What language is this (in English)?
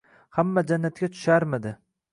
Uzbek